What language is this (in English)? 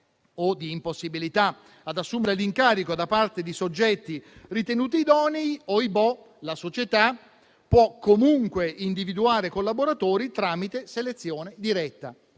Italian